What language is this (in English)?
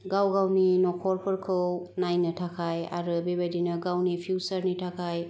Bodo